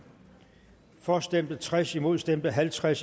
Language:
Danish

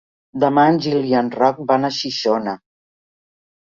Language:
Catalan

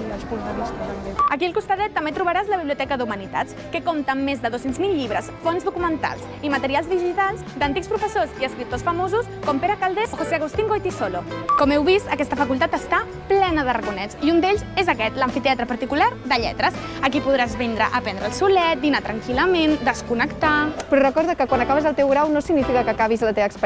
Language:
Catalan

